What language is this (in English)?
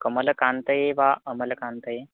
Sanskrit